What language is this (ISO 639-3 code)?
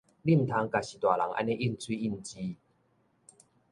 nan